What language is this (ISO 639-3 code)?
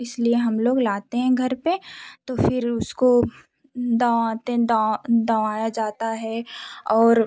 hin